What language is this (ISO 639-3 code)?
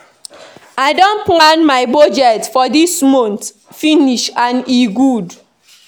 pcm